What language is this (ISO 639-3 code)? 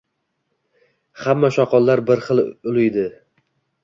uzb